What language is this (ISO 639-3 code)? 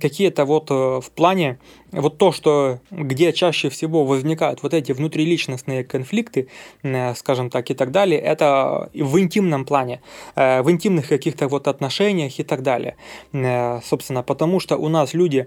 rus